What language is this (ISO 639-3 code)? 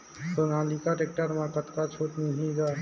hne